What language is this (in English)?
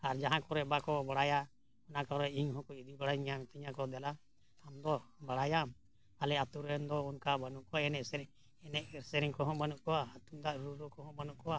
Santali